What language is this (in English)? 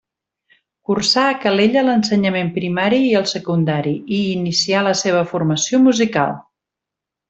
Catalan